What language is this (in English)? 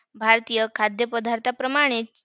Marathi